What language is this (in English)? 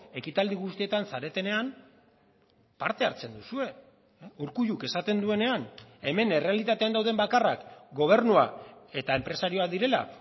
Basque